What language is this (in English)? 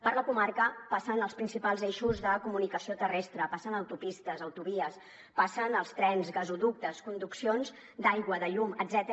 Catalan